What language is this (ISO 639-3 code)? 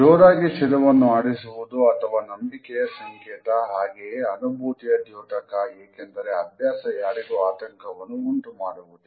kan